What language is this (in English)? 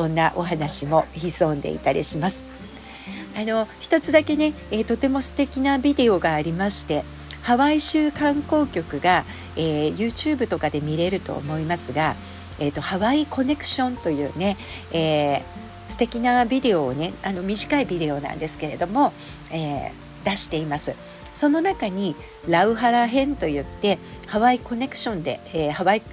Japanese